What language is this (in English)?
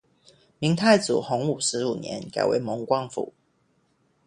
Chinese